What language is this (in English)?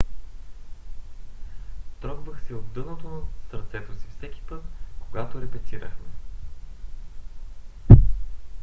Bulgarian